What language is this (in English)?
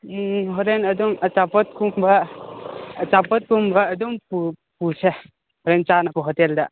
Manipuri